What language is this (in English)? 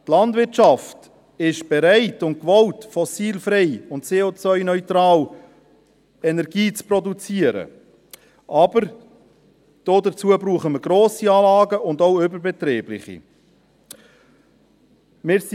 Swiss German